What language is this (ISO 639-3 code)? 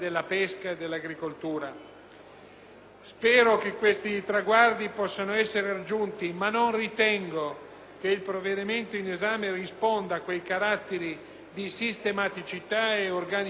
ita